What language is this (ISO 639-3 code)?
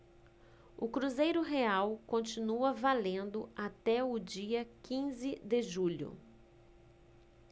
por